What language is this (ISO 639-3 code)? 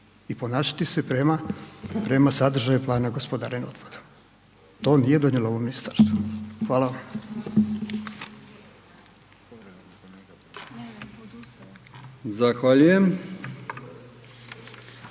hrv